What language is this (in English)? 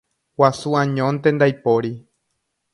Guarani